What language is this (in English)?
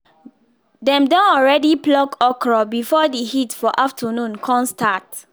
Nigerian Pidgin